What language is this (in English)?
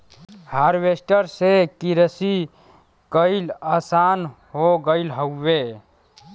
Bhojpuri